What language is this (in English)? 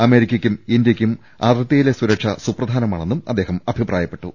Malayalam